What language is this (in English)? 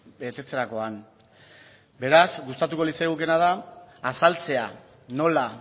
Basque